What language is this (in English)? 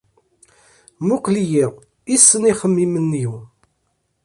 Kabyle